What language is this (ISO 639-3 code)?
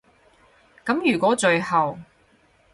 yue